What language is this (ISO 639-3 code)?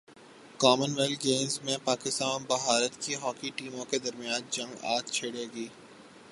urd